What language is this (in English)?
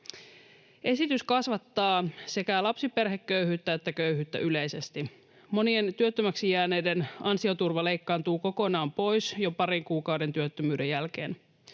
Finnish